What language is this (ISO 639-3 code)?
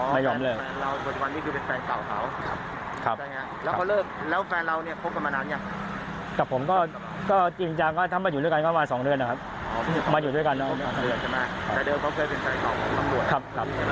tha